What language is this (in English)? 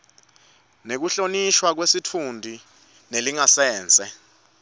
Swati